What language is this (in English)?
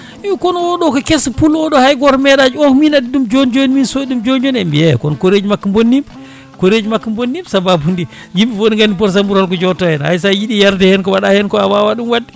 Fula